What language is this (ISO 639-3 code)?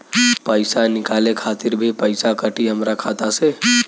bho